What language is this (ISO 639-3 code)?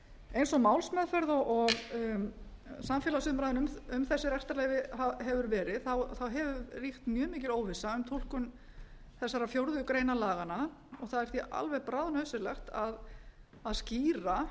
isl